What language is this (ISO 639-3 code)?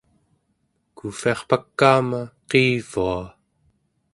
esu